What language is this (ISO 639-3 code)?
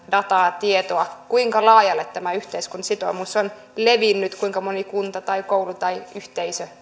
fin